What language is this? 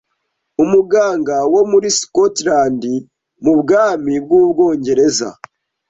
Kinyarwanda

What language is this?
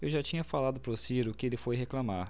Portuguese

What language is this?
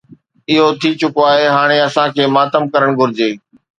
Sindhi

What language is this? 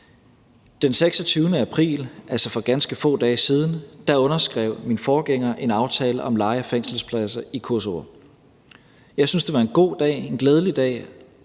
Danish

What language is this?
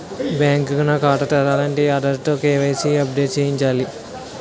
Telugu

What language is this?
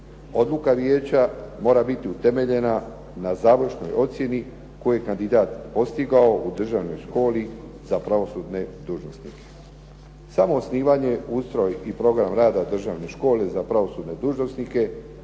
Croatian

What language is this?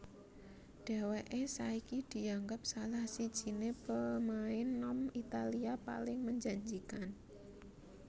Javanese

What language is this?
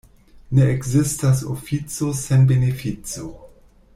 Esperanto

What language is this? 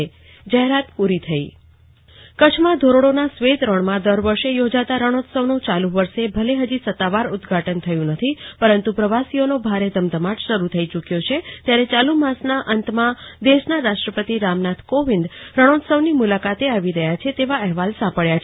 Gujarati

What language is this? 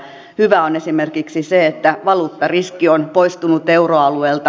Finnish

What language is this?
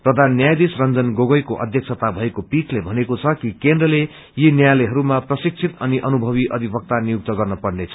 Nepali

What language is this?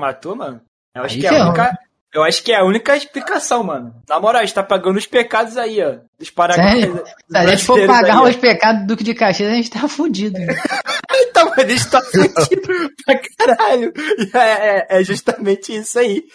Portuguese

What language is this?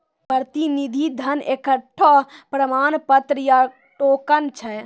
Maithili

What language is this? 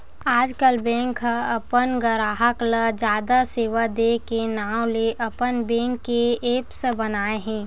Chhattisgarhi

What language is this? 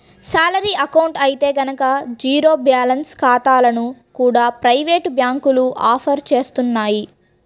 Telugu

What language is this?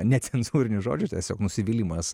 Lithuanian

